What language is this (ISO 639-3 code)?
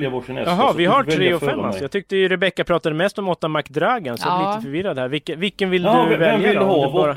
swe